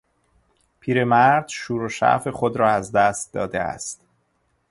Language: Persian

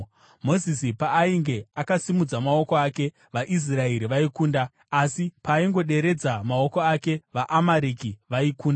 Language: Shona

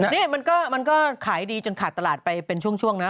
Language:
Thai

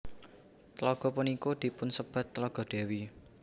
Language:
Javanese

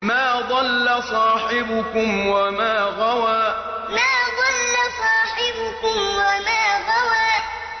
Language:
Arabic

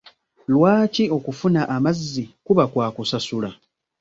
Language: Ganda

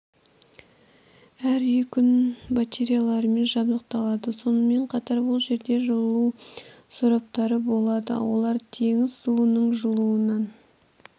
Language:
Kazakh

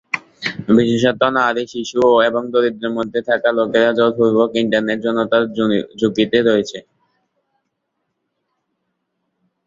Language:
Bangla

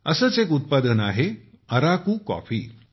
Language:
Marathi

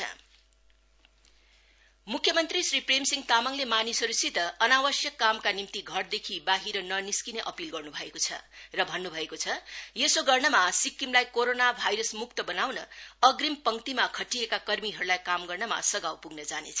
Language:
Nepali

